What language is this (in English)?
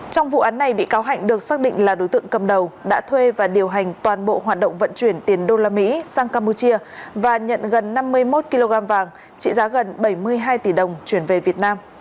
Vietnamese